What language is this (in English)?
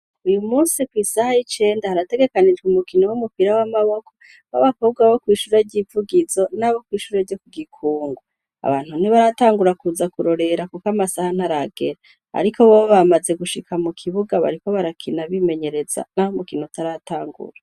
Rundi